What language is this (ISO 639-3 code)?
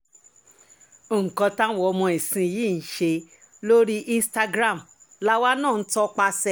yor